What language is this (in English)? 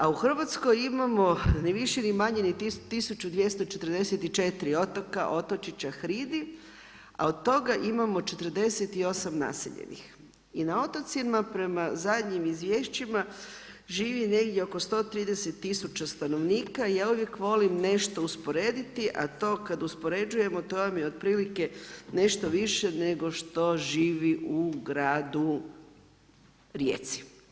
Croatian